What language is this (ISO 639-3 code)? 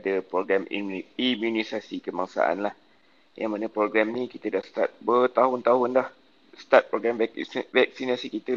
msa